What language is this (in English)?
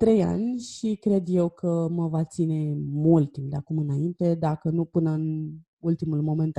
Romanian